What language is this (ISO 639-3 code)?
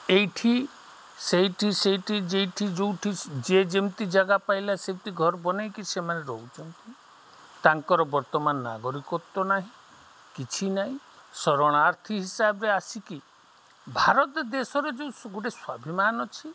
ori